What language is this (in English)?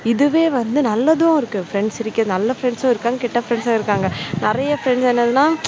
Tamil